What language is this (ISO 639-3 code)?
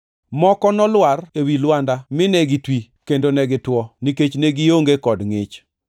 luo